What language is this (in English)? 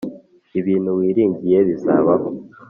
Kinyarwanda